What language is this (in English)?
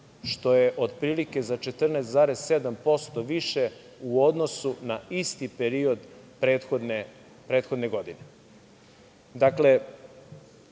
Serbian